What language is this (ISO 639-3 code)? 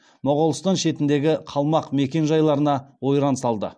kaz